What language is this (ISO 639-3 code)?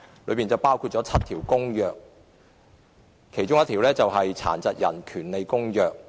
yue